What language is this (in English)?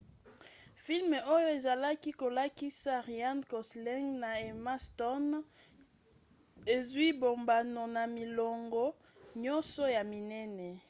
Lingala